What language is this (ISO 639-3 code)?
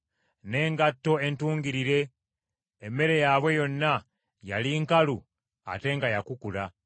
lug